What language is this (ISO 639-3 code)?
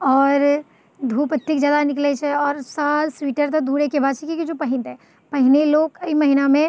mai